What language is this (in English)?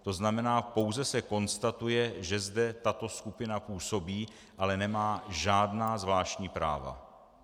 Czech